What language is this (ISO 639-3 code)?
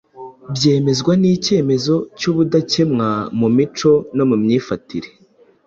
kin